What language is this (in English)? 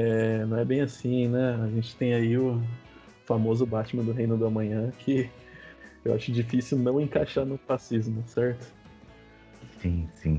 Portuguese